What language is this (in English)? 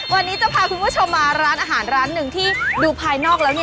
Thai